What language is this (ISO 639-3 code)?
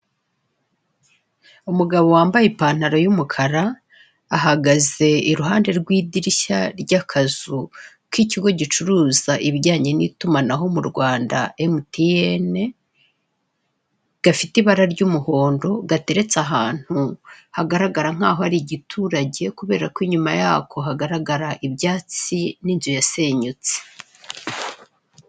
kin